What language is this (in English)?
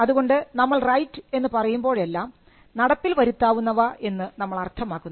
Malayalam